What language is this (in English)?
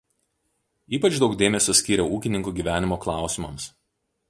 Lithuanian